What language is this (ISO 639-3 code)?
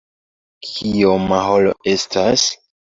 epo